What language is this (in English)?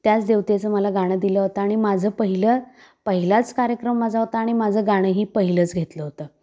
Marathi